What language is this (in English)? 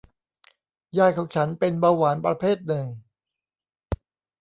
Thai